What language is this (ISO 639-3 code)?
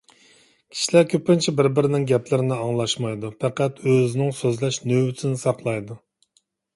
uig